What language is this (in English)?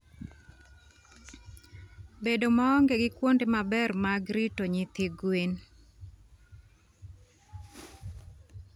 Luo (Kenya and Tanzania)